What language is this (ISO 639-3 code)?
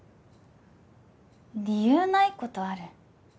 jpn